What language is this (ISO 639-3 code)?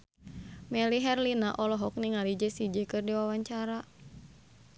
sun